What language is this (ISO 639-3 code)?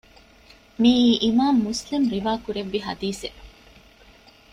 div